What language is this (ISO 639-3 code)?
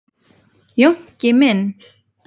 isl